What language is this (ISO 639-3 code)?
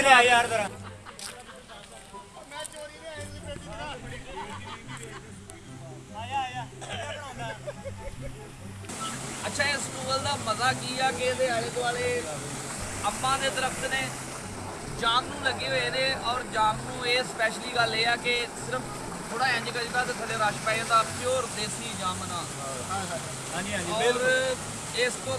pan